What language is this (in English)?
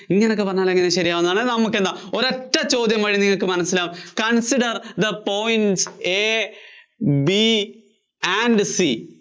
Malayalam